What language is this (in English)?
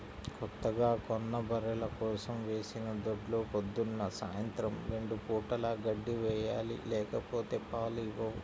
Telugu